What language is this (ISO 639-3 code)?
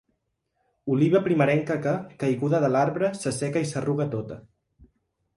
cat